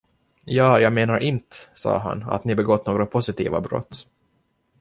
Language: Swedish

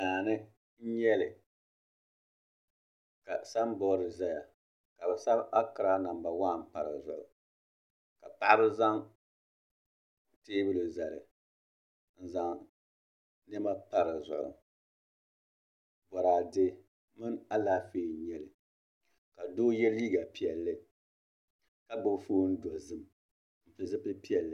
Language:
Dagbani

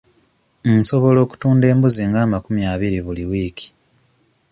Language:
Ganda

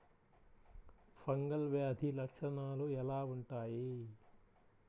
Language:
Telugu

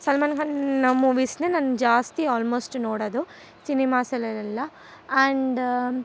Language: Kannada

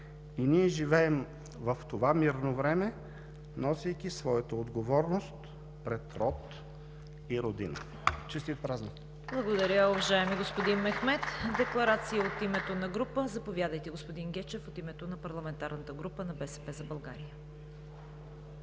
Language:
Bulgarian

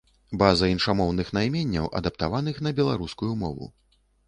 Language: Belarusian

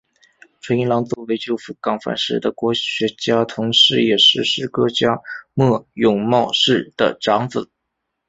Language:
Chinese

